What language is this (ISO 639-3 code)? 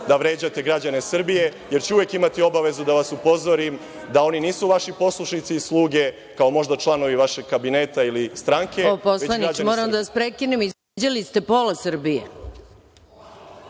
srp